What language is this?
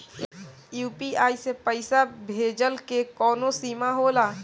Bhojpuri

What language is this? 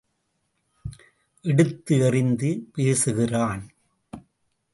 Tamil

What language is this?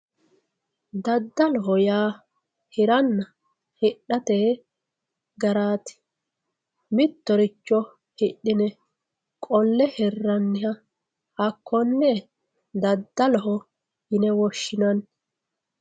Sidamo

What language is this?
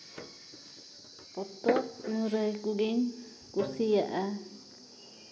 Santali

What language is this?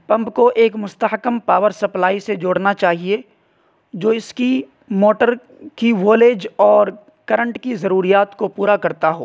Urdu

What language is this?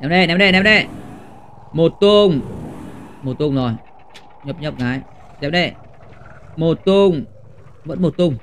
Vietnamese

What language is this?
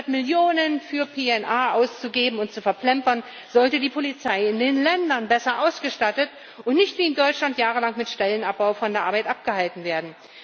German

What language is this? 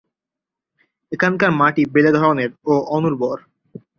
Bangla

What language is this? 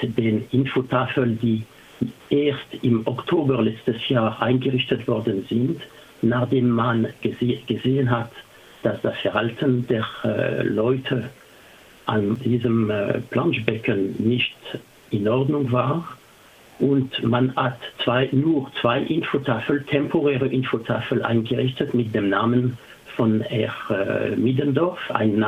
German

